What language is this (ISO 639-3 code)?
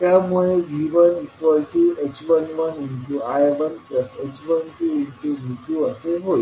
mar